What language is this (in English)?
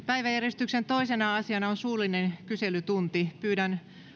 Finnish